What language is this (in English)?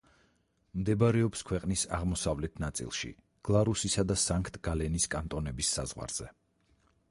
Georgian